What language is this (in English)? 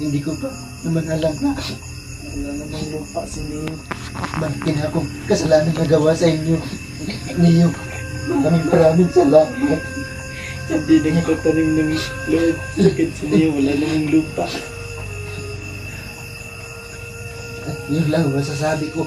Filipino